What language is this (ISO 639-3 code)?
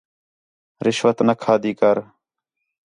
xhe